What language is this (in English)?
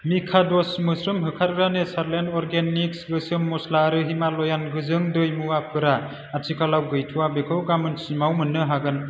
Bodo